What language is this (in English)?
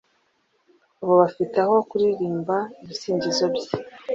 Kinyarwanda